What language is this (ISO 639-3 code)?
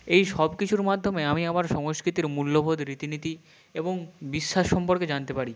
ben